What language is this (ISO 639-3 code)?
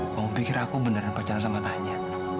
ind